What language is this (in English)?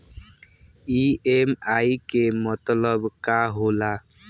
Bhojpuri